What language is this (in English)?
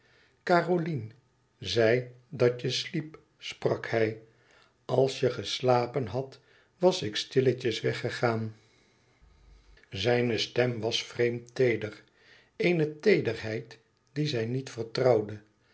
Dutch